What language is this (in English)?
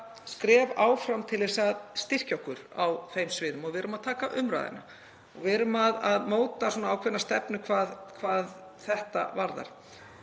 Icelandic